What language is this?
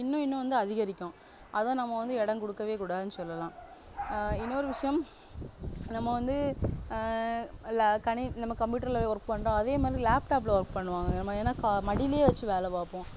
Tamil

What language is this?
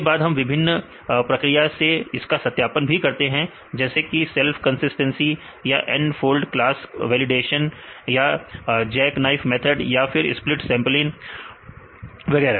Hindi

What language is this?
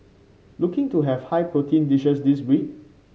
English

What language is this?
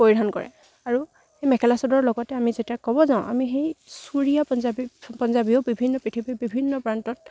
Assamese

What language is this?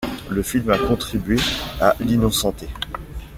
French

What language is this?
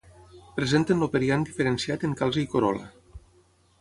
Catalan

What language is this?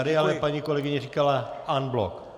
Czech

